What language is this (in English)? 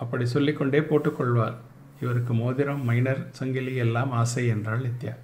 Tamil